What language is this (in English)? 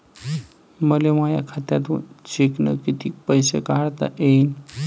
Marathi